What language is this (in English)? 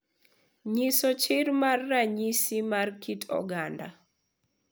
Luo (Kenya and Tanzania)